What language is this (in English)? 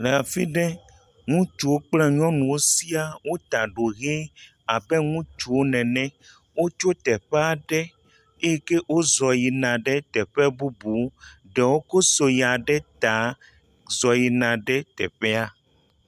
Ewe